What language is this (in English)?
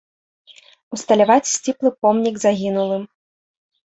Belarusian